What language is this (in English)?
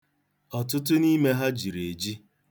Igbo